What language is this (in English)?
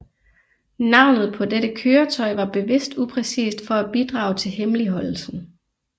Danish